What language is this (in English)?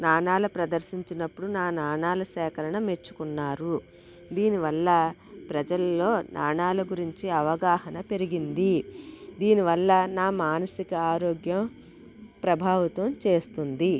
Telugu